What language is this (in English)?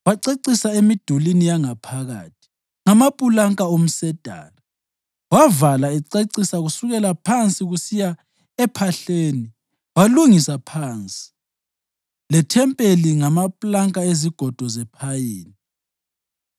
North Ndebele